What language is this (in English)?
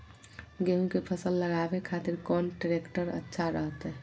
Magahi